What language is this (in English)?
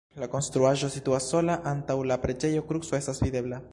Esperanto